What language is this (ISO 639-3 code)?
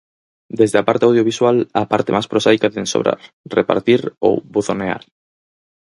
glg